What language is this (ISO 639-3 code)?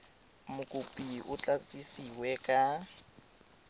tsn